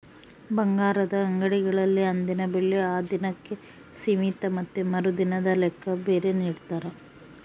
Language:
Kannada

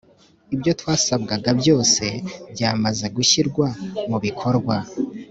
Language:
Kinyarwanda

